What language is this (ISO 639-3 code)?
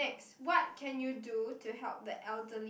eng